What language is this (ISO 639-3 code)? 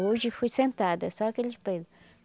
por